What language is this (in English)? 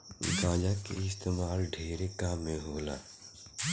Bhojpuri